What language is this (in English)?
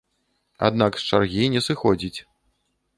Belarusian